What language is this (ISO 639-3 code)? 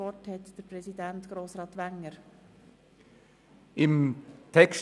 gsw